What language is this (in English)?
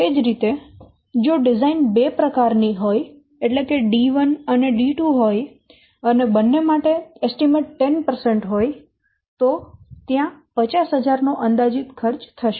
Gujarati